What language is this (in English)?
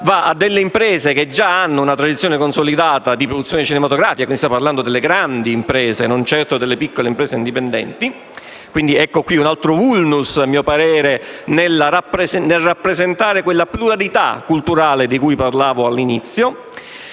Italian